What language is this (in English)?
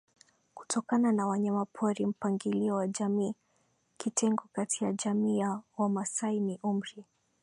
Swahili